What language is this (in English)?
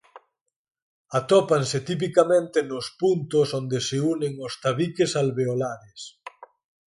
Galician